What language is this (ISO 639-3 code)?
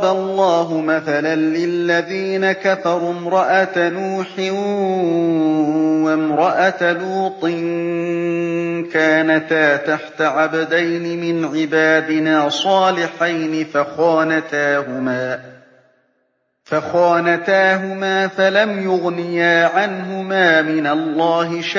ara